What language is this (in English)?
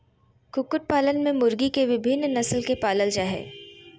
Magahi